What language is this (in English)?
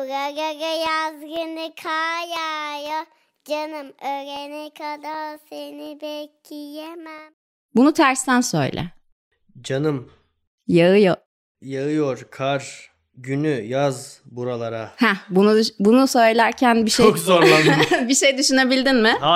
Turkish